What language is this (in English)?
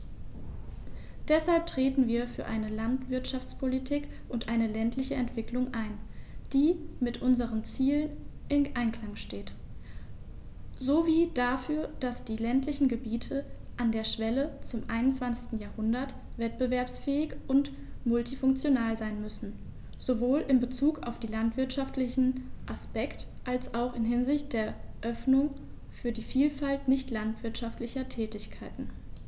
German